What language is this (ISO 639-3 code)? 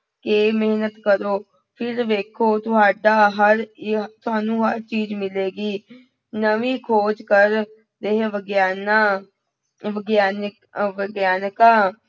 pan